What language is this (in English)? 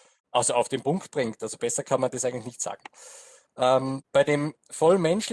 German